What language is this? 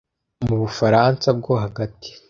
Kinyarwanda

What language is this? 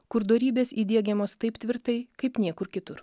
Lithuanian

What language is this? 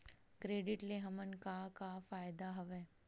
Chhattisgarhi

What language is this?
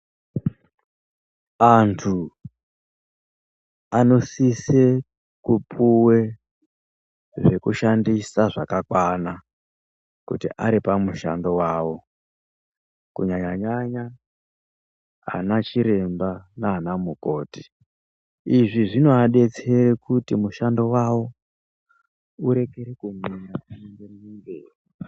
Ndau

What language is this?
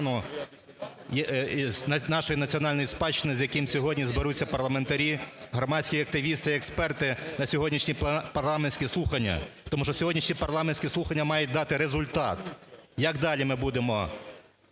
Ukrainian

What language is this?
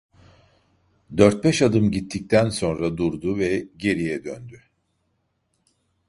Turkish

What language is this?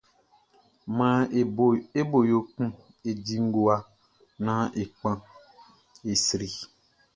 Baoulé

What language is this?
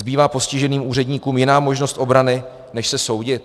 Czech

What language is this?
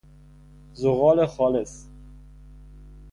Persian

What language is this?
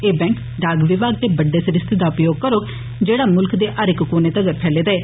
Dogri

